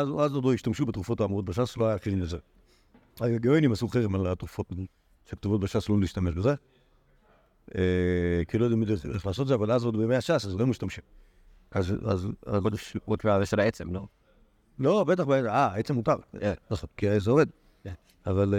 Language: Hebrew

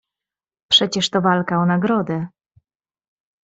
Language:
Polish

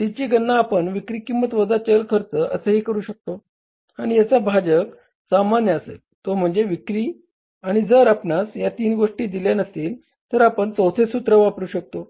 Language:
Marathi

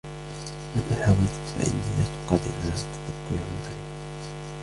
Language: Arabic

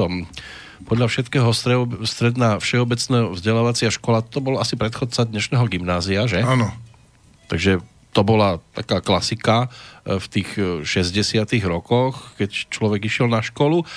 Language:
Slovak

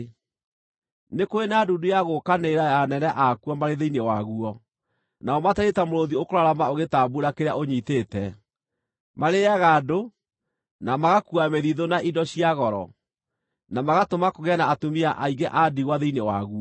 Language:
Kikuyu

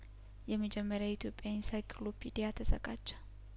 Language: Amharic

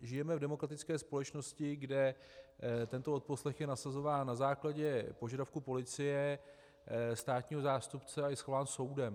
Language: Czech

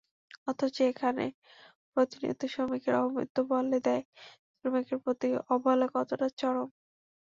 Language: Bangla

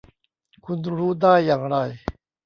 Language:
Thai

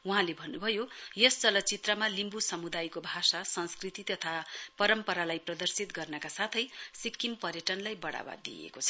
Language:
Nepali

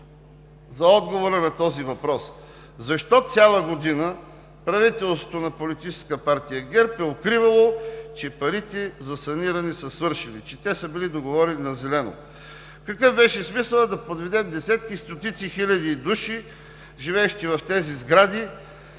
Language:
Bulgarian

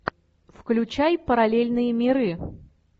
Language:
Russian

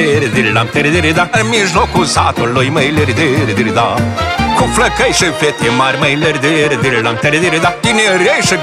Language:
Romanian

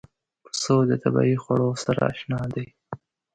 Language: Pashto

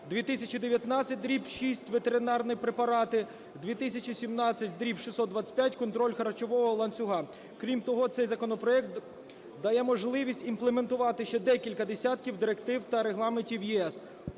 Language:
Ukrainian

